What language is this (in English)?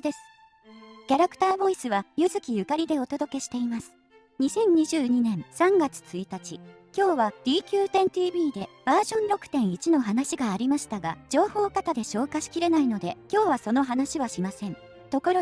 Japanese